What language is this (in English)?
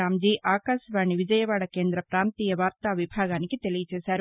Telugu